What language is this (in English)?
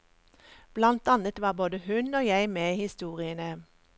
Norwegian